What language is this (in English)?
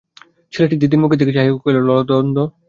Bangla